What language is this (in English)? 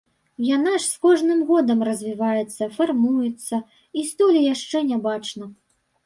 Belarusian